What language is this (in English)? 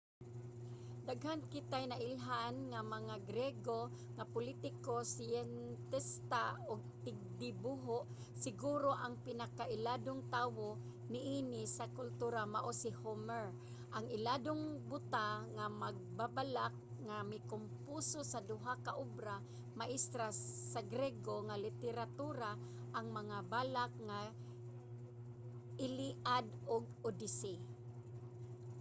Cebuano